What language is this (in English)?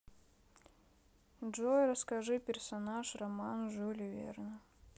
Russian